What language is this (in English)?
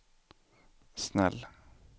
Swedish